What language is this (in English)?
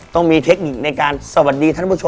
Thai